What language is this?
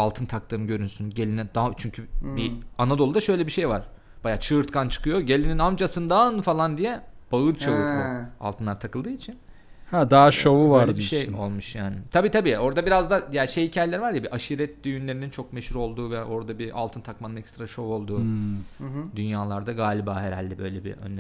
Turkish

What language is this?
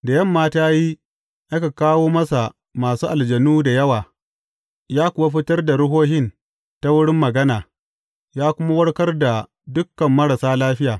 Hausa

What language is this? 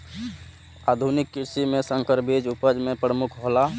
Maithili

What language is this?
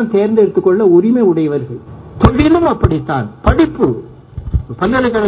Tamil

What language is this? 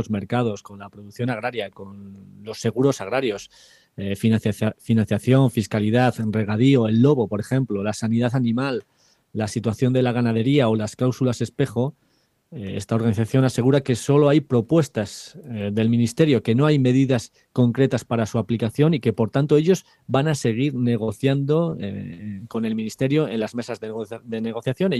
Spanish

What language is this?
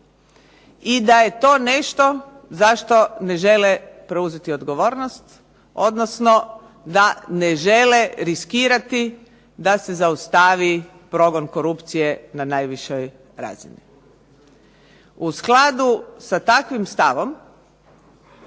Croatian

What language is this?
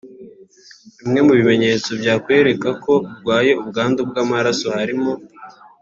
Kinyarwanda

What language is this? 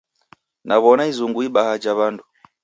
Taita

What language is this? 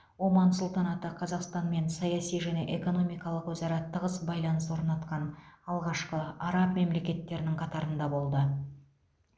Kazakh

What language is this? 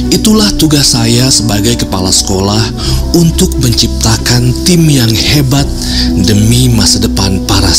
Indonesian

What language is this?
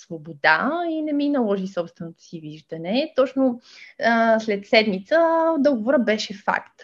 Bulgarian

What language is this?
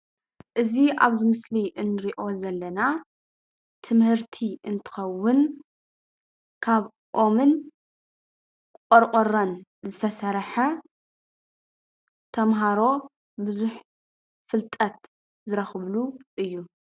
Tigrinya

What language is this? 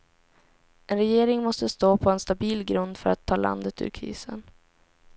Swedish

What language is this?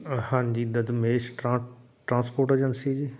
Punjabi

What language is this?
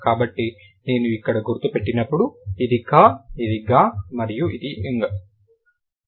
Telugu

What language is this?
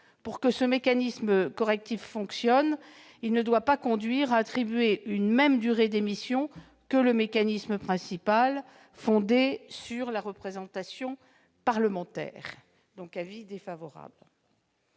French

